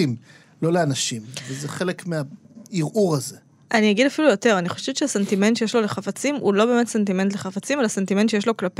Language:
Hebrew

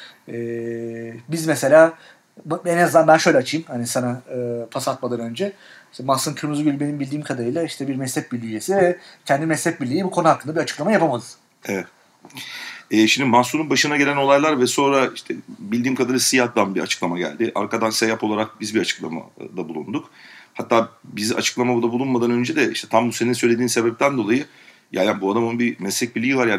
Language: Turkish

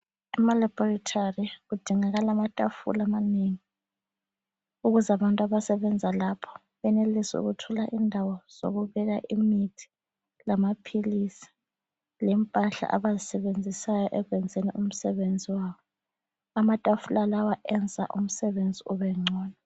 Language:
North Ndebele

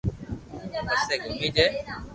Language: Loarki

